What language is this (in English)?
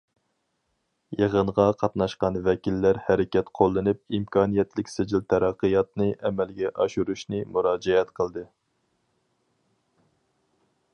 Uyghur